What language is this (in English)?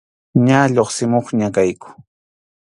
Arequipa-La Unión Quechua